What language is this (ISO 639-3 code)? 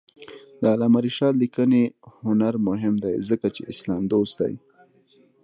pus